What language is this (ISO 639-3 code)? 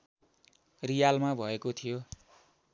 nep